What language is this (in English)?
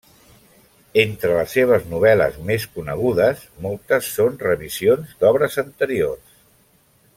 Catalan